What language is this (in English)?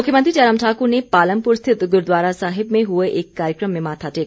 Hindi